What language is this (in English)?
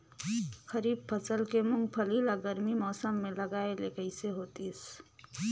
Chhattisgarhi